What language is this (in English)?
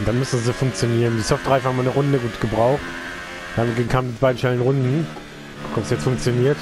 German